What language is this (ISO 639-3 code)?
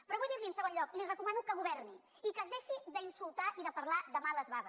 cat